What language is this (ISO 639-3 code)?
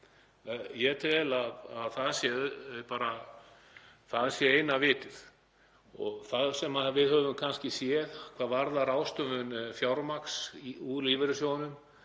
isl